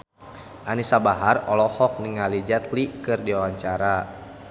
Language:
Sundanese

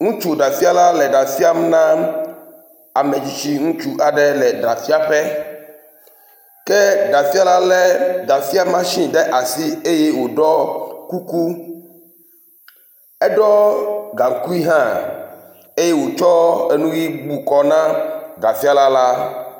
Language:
Ewe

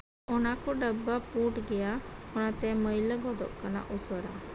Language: Santali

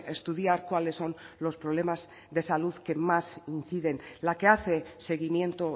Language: Spanish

